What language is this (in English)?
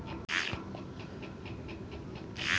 Maithili